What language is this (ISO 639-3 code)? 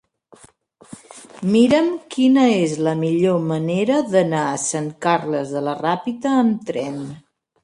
cat